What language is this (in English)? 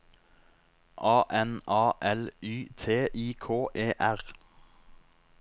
Norwegian